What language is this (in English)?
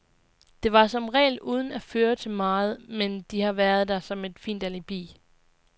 Danish